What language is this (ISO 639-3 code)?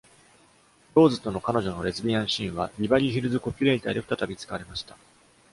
jpn